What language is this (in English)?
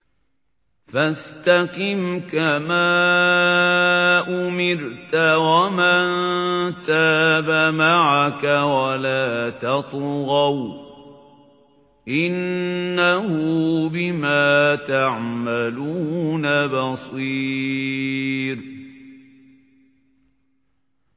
Arabic